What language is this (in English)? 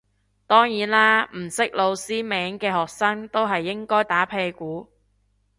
Cantonese